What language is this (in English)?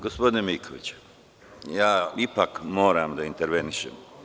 Serbian